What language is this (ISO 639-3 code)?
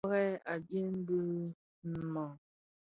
ksf